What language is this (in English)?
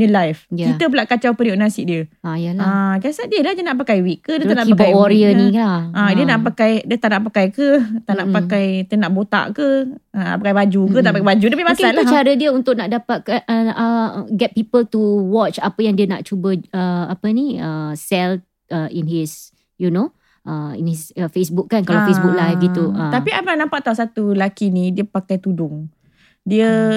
Malay